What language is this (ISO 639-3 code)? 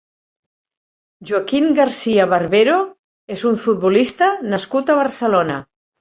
cat